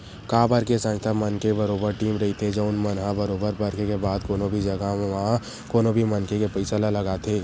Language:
Chhattisgarhi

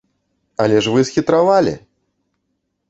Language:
Belarusian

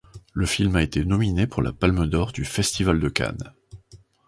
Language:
French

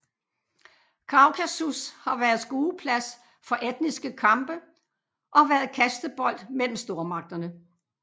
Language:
Danish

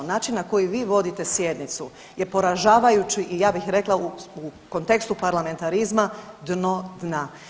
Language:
Croatian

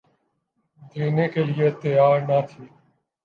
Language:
Urdu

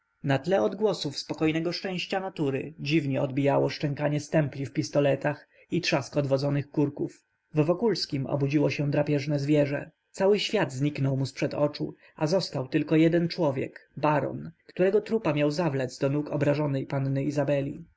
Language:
Polish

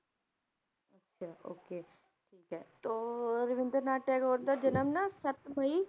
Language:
Punjabi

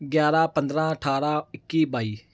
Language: Punjabi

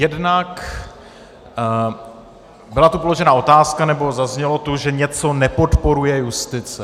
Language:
Czech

